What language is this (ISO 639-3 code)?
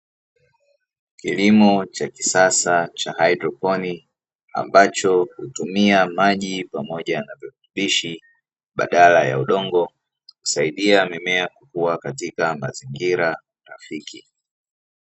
swa